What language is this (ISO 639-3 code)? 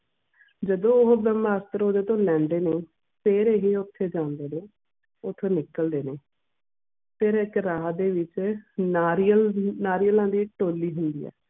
pan